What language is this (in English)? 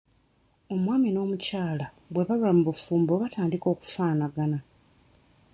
Ganda